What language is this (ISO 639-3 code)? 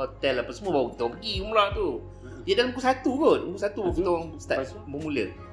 msa